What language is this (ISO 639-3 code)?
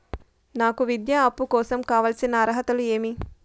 tel